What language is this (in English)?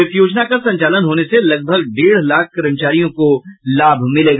Hindi